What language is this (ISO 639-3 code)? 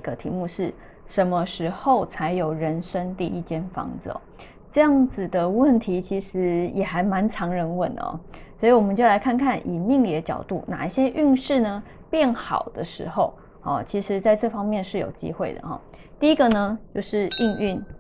zho